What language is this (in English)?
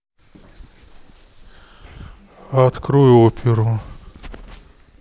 Russian